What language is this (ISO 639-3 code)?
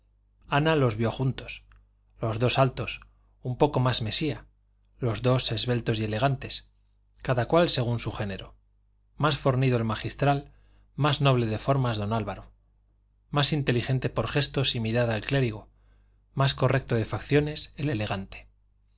spa